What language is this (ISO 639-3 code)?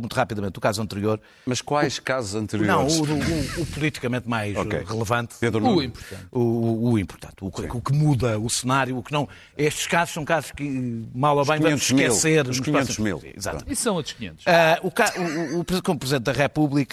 por